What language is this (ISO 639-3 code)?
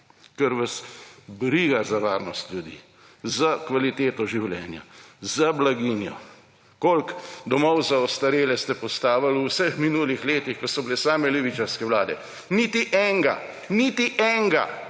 slv